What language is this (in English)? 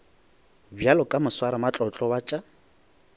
Northern Sotho